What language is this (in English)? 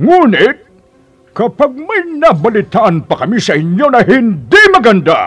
Filipino